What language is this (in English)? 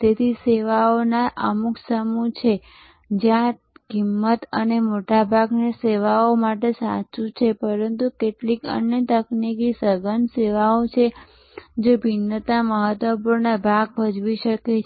Gujarati